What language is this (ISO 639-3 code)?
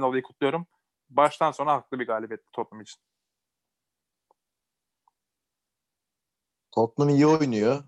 tur